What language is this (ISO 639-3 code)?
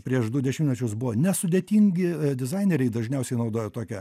lit